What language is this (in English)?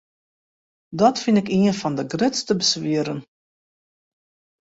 Western Frisian